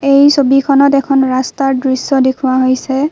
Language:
Assamese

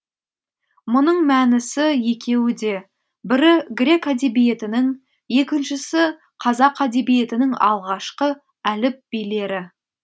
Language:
Kazakh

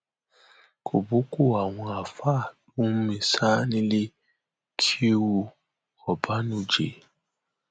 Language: Yoruba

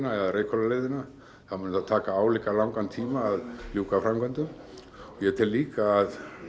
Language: Icelandic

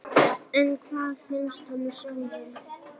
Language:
Icelandic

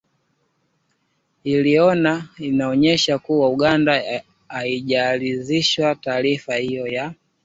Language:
Swahili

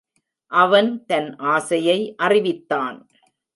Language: Tamil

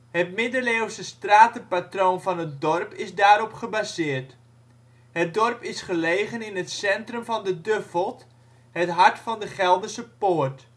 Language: Dutch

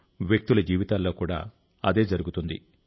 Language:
Telugu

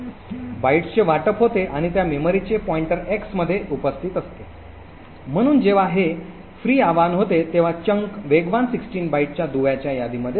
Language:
Marathi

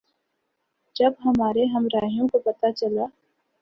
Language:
Urdu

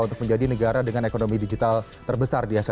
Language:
Indonesian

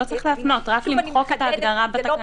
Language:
Hebrew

